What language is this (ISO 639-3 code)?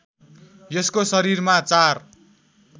nep